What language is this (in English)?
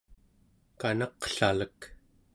Central Yupik